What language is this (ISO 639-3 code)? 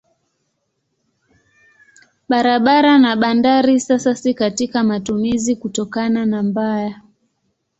swa